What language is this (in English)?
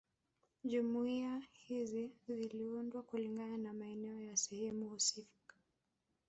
Swahili